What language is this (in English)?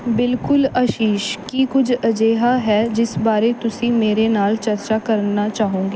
Punjabi